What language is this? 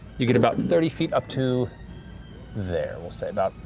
English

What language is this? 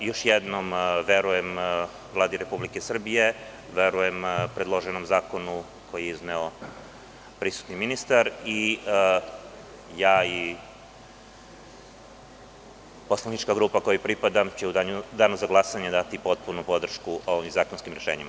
Serbian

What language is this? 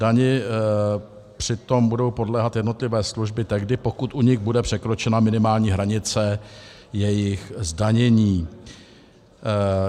Czech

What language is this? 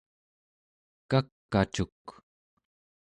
Central Yupik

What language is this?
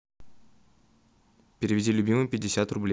Russian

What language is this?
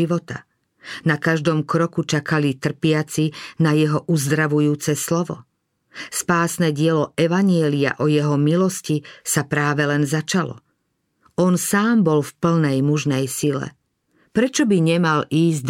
Slovak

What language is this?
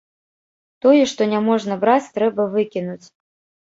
Belarusian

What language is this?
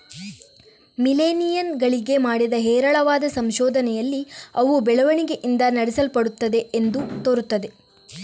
Kannada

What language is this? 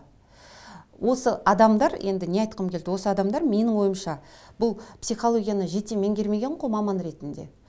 Kazakh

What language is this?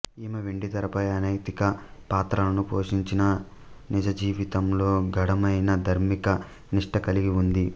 Telugu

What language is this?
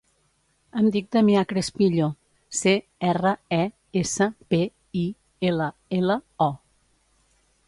Catalan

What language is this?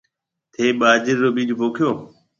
Marwari (Pakistan)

